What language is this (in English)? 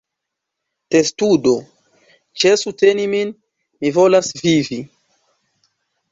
Esperanto